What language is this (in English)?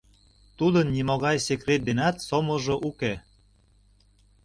Mari